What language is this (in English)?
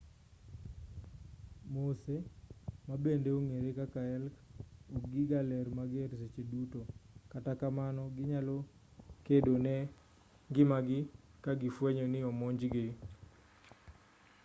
Luo (Kenya and Tanzania)